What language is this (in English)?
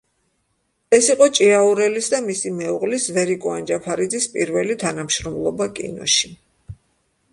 Georgian